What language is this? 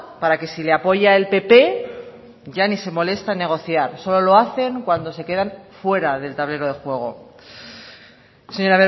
Spanish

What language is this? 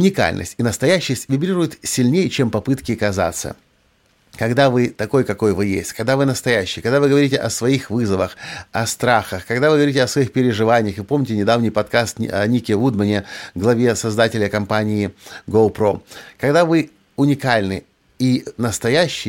Russian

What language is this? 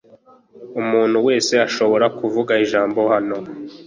Kinyarwanda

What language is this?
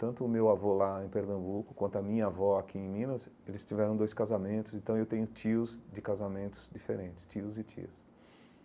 Portuguese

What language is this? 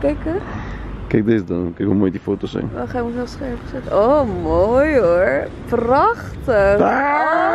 Dutch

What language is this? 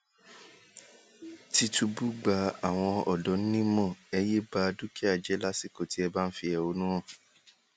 Yoruba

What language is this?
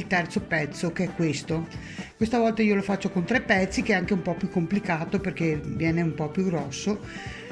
Italian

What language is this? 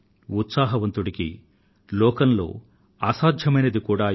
Telugu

